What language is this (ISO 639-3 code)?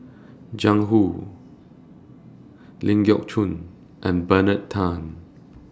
eng